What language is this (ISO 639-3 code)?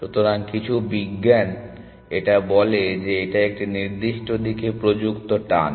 ben